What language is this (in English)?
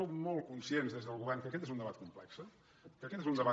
Catalan